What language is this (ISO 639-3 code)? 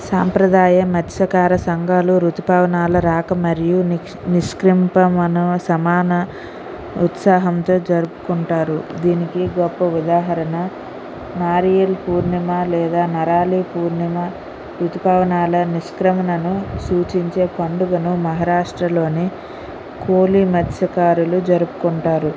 tel